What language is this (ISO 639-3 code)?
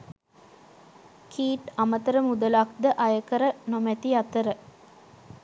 sin